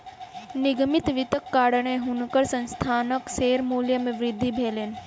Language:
Maithili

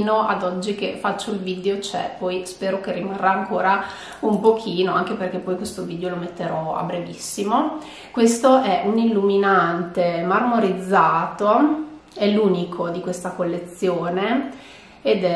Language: Italian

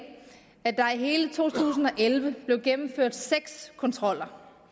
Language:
Danish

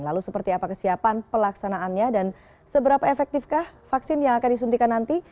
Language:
Indonesian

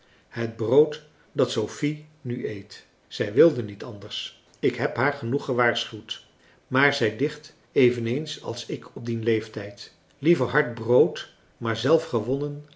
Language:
Dutch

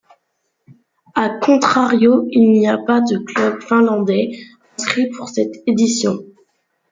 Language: French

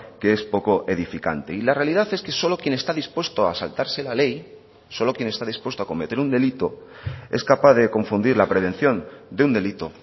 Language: Spanish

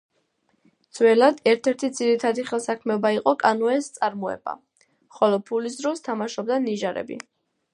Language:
Georgian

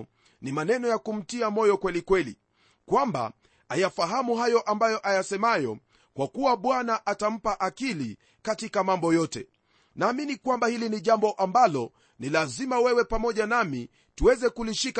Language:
Swahili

